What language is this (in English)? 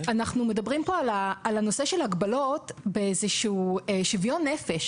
Hebrew